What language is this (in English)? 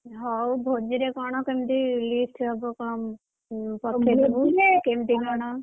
Odia